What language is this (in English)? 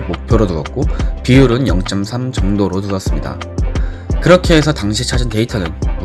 Korean